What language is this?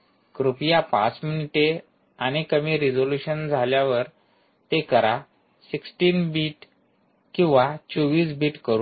Marathi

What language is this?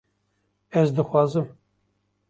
Kurdish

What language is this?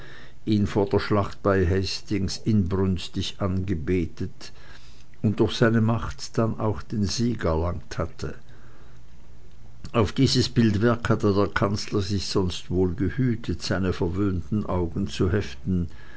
German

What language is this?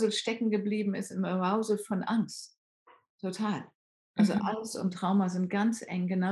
German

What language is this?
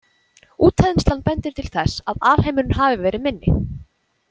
Icelandic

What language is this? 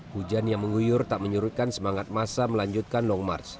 Indonesian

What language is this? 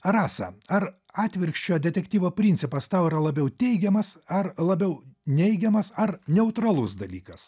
Lithuanian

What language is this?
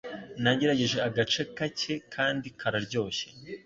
Kinyarwanda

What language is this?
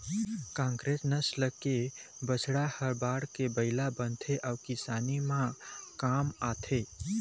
Chhattisgarhi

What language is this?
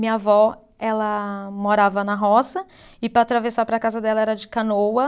Portuguese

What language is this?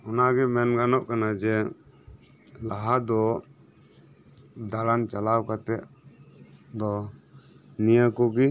Santali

